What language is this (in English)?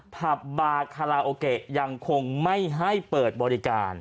Thai